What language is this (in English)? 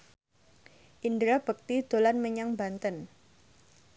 Javanese